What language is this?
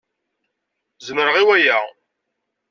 Kabyle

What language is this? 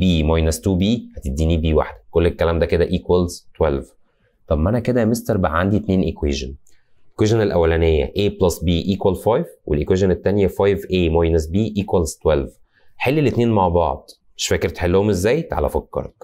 Arabic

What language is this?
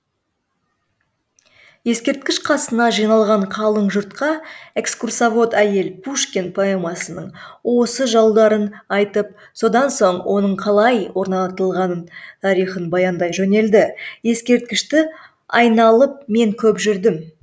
Kazakh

